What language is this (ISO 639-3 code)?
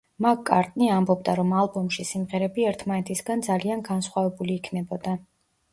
kat